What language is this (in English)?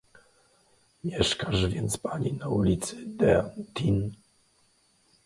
Polish